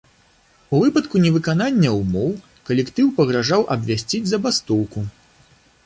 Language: Belarusian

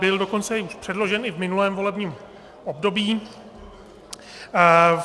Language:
Czech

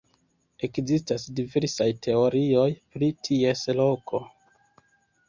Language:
Esperanto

